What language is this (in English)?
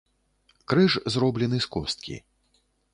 Belarusian